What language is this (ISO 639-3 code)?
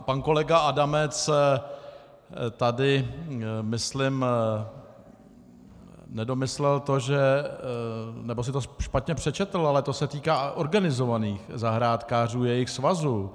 ces